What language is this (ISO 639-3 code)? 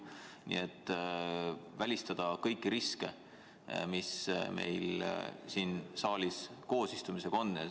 est